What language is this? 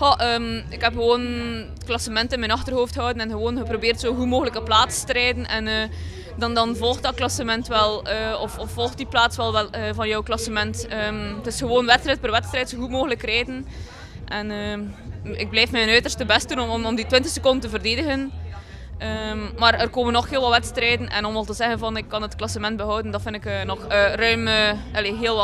Dutch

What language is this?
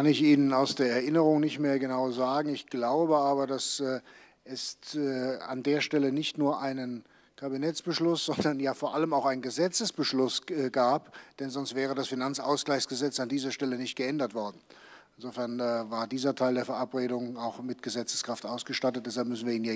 German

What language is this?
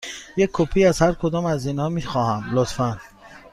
Persian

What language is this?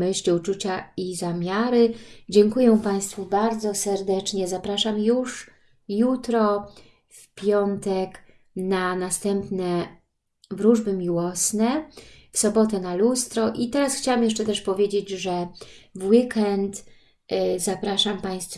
Polish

